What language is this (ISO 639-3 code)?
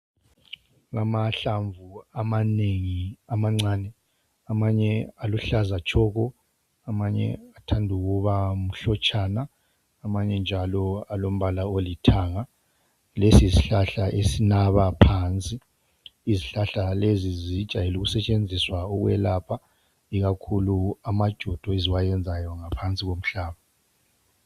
nde